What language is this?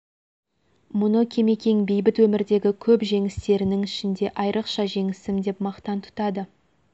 Kazakh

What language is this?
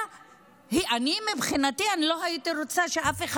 Hebrew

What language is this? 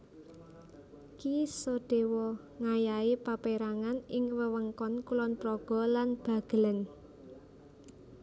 Javanese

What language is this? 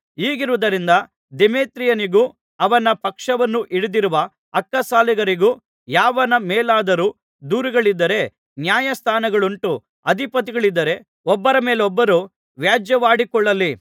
Kannada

